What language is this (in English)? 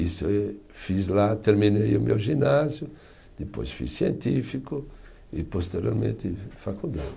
Portuguese